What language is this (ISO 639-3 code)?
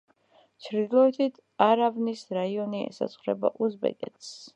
kat